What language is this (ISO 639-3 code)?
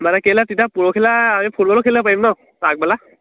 asm